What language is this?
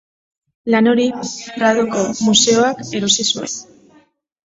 Basque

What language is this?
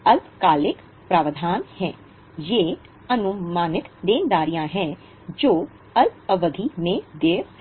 Hindi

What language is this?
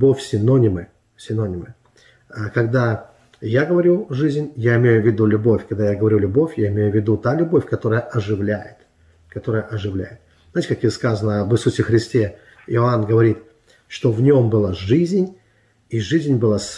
Russian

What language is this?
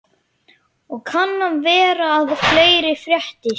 Icelandic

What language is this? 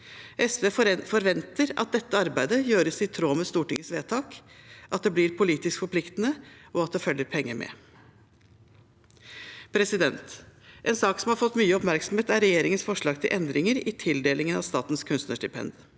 Norwegian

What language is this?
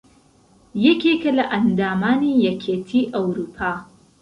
Central Kurdish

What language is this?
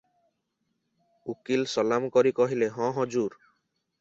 Odia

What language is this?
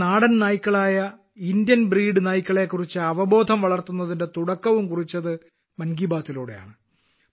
Malayalam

